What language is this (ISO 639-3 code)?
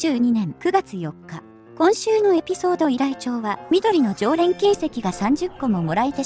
jpn